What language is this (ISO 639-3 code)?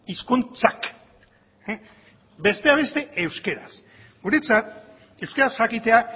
eus